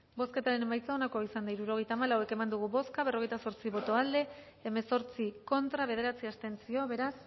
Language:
Basque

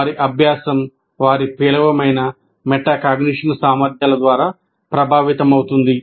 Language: Telugu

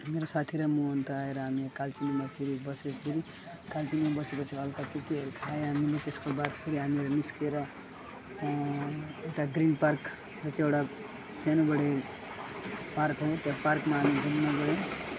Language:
Nepali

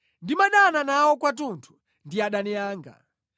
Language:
Nyanja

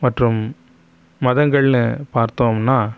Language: Tamil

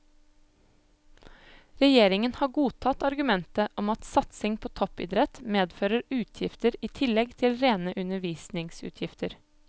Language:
Norwegian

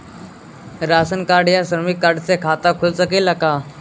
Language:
Bhojpuri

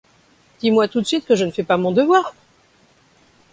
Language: French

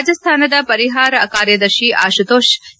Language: Kannada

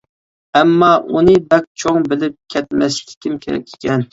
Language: Uyghur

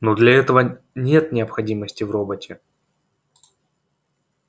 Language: Russian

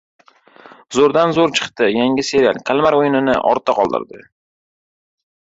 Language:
Uzbek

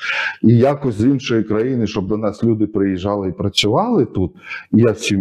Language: Ukrainian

